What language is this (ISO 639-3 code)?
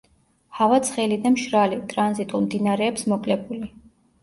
kat